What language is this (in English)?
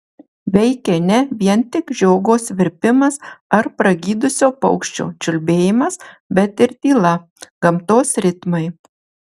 Lithuanian